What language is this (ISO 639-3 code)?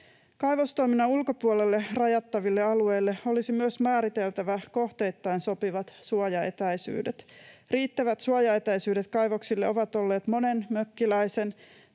fin